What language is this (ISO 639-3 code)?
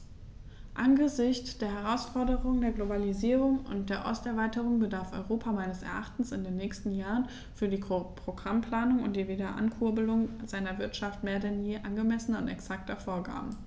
deu